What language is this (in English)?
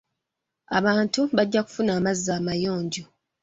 Ganda